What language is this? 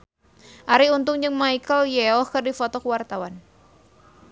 Sundanese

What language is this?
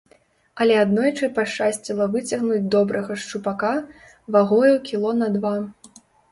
Belarusian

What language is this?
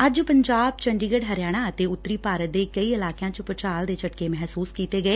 Punjabi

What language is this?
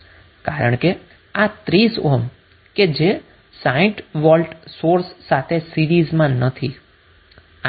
Gujarati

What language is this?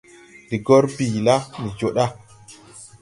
Tupuri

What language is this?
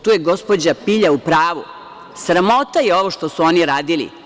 Serbian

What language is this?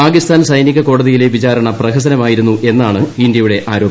Malayalam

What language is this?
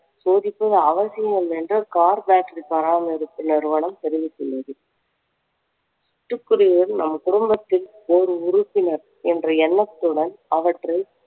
Tamil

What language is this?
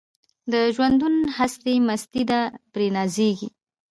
Pashto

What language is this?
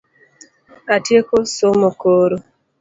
Luo (Kenya and Tanzania)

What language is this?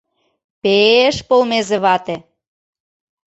Mari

